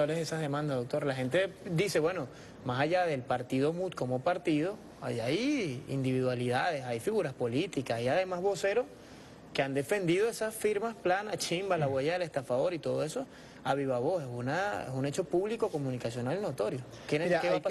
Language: Spanish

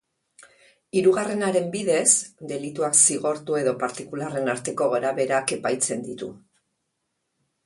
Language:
Basque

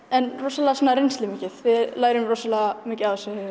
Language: Icelandic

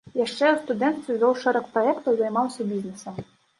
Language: Belarusian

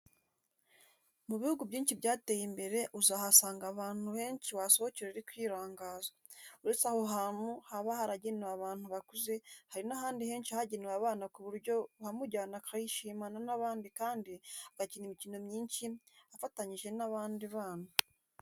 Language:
Kinyarwanda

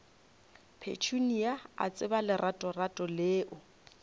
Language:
Northern Sotho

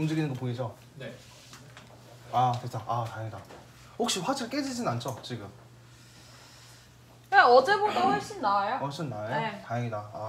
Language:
Korean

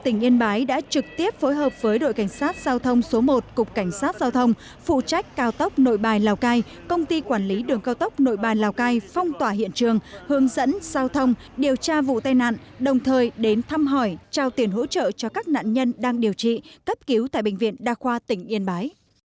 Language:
Vietnamese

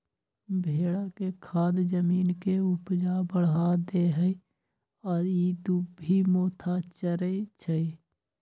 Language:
Magahi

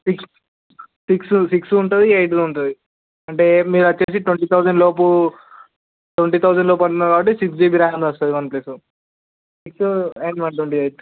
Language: Telugu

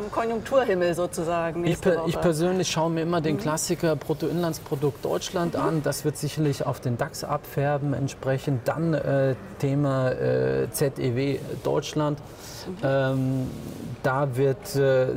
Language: German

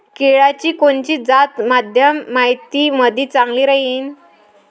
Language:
Marathi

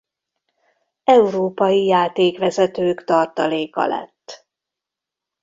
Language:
Hungarian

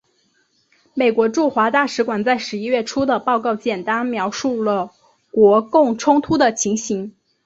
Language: Chinese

